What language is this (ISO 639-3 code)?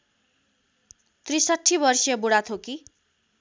nep